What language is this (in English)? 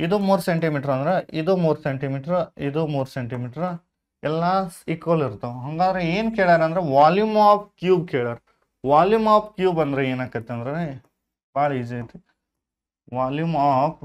Kannada